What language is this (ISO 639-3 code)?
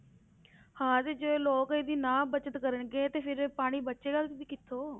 pan